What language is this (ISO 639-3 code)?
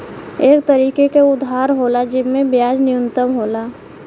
bho